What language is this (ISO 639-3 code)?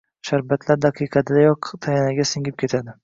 uzb